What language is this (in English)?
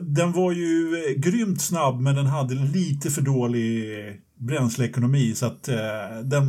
Swedish